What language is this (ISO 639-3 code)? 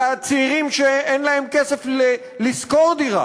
heb